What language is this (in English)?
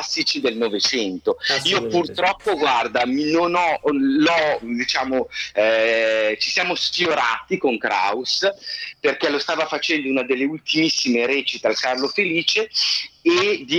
Italian